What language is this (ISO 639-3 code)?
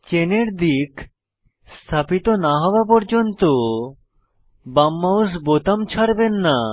ben